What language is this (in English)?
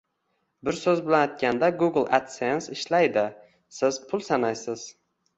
Uzbek